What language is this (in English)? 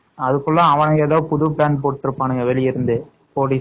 Tamil